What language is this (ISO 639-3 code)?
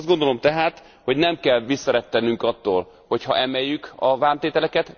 hun